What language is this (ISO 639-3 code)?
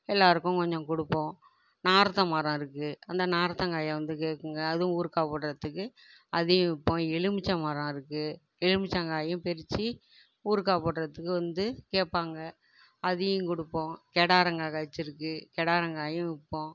tam